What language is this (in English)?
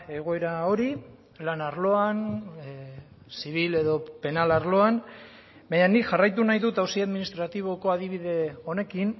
Basque